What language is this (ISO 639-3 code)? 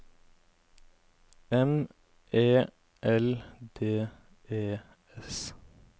nor